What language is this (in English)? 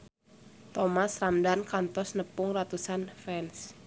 Sundanese